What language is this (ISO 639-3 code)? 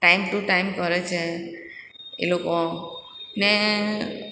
guj